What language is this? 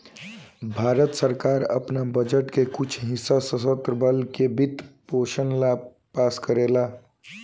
Bhojpuri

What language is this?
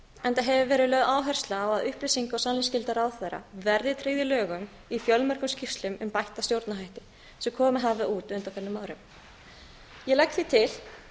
Icelandic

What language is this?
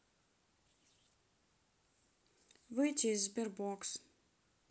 Russian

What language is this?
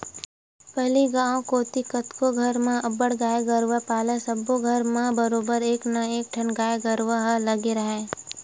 Chhattisgarhi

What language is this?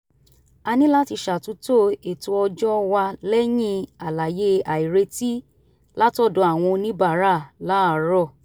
Yoruba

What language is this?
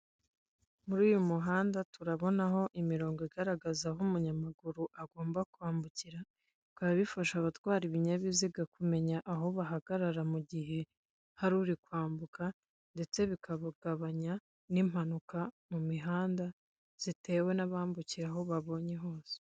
Kinyarwanda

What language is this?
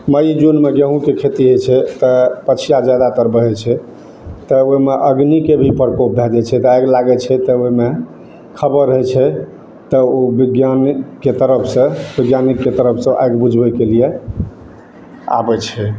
Maithili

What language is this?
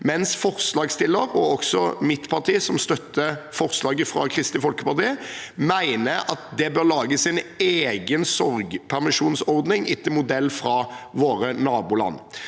Norwegian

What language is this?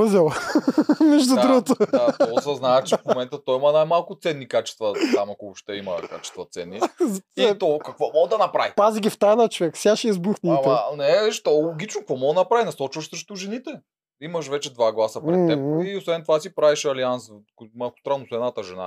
Bulgarian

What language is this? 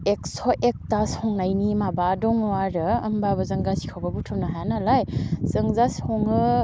Bodo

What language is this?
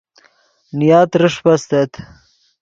Yidgha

